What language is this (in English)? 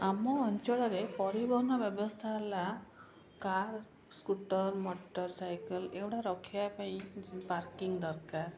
Odia